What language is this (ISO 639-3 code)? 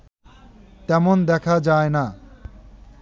ben